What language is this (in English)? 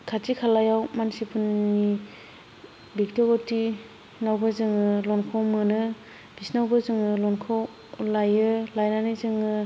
Bodo